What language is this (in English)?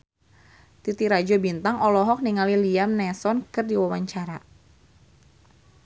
Sundanese